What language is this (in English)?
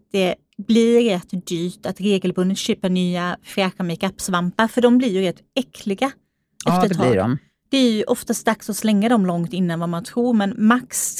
Swedish